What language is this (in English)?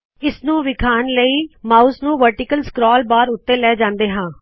Punjabi